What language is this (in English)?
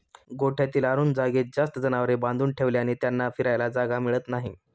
Marathi